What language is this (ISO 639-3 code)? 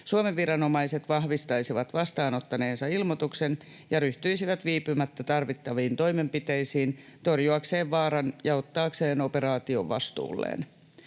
fin